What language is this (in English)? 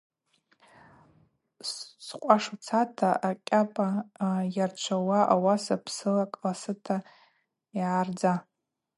Abaza